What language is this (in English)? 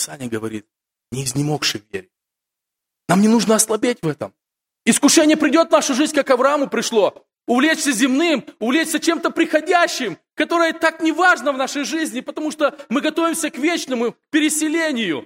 Russian